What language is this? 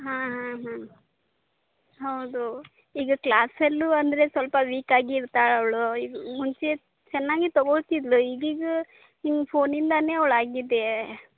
Kannada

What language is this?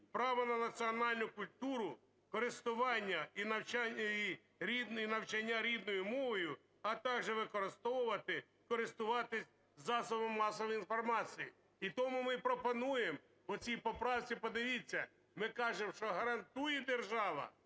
Ukrainian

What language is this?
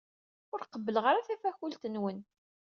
Kabyle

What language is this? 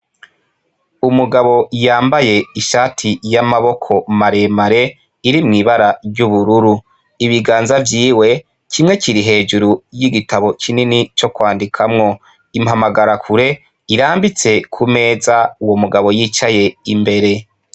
Rundi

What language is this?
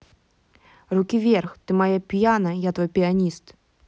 Russian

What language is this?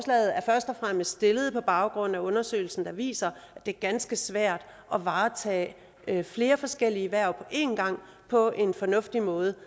Danish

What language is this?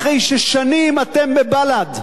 Hebrew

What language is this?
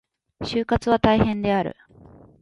Japanese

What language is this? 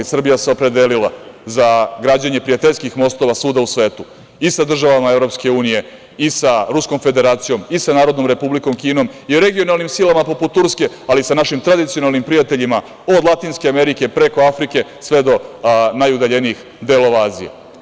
Serbian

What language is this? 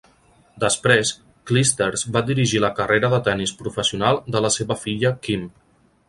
Catalan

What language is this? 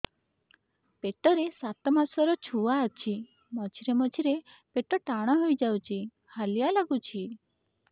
Odia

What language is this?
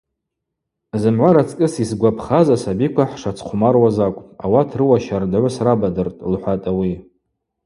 Abaza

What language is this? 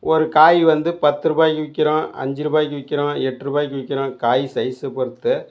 Tamil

